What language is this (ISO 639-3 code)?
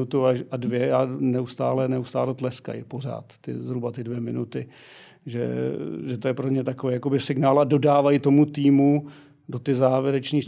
ces